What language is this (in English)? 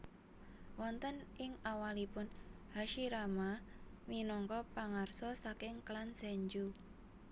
Javanese